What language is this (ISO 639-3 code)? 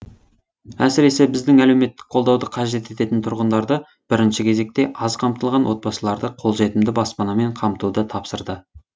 kaz